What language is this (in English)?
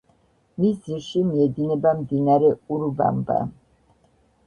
Georgian